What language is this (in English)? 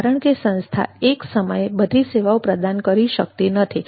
Gujarati